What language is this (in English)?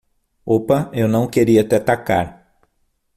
Portuguese